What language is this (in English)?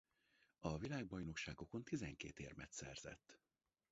Hungarian